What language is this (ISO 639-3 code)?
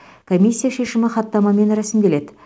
kaz